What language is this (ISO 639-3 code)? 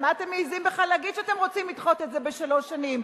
heb